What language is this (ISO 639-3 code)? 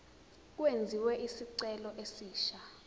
zul